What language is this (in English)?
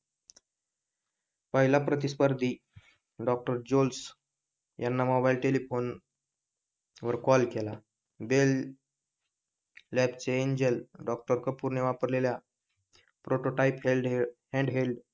Marathi